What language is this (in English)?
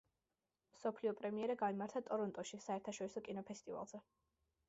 Georgian